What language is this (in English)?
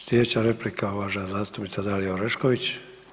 Croatian